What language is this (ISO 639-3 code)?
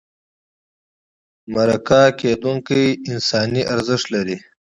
pus